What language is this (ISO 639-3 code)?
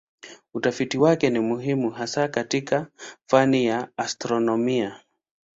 swa